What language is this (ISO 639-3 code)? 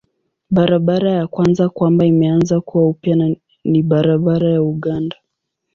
swa